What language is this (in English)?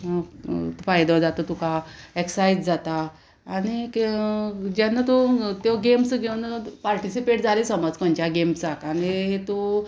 Konkani